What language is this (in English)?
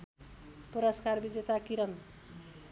Nepali